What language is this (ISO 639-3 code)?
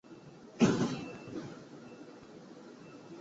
zho